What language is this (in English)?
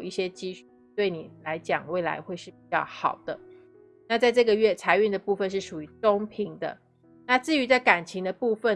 Chinese